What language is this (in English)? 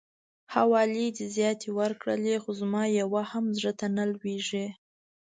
Pashto